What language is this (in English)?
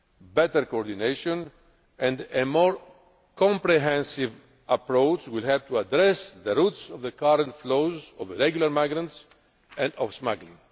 English